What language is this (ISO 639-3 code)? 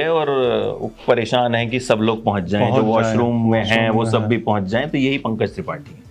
hin